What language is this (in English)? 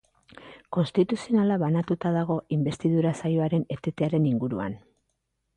Basque